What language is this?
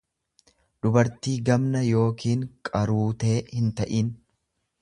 Oromo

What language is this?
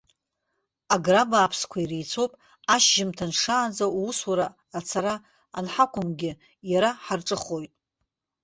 Abkhazian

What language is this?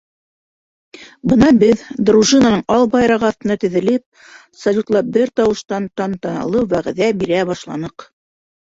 Bashkir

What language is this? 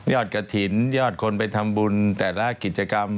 Thai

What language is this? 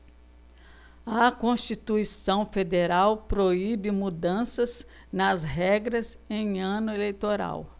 Portuguese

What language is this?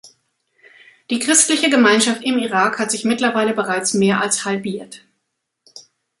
German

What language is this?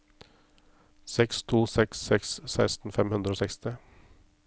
Norwegian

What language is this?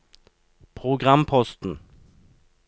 Norwegian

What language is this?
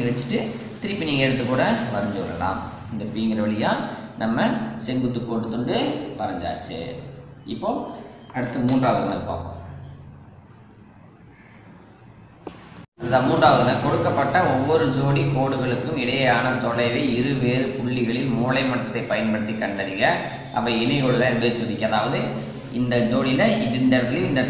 Indonesian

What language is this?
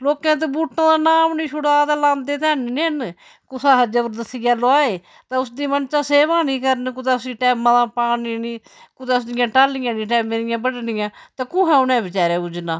Dogri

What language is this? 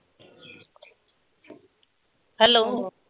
Punjabi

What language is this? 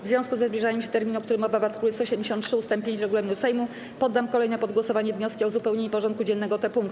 Polish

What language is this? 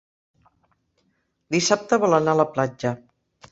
Catalan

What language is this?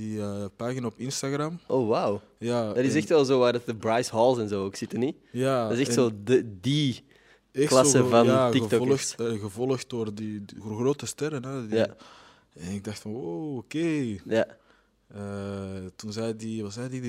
Dutch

